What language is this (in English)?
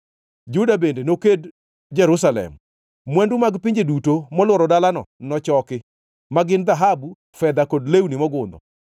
Luo (Kenya and Tanzania)